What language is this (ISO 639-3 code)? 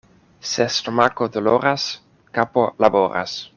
epo